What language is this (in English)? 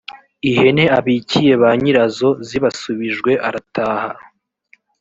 Kinyarwanda